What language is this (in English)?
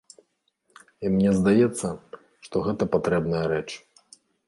Belarusian